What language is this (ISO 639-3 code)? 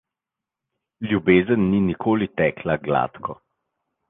slv